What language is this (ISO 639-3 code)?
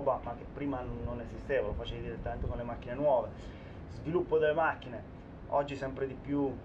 ita